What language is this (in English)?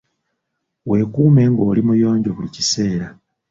Ganda